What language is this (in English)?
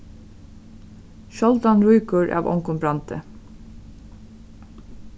Faroese